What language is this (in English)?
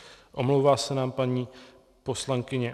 Czech